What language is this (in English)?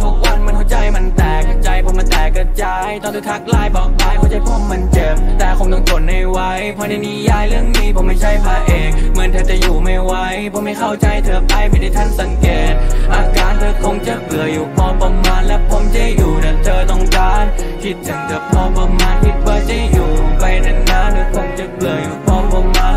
Thai